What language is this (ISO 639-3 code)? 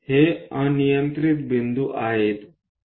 mar